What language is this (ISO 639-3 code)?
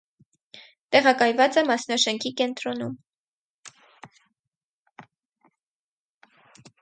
hye